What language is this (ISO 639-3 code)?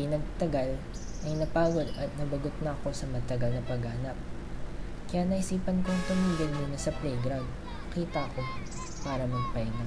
fil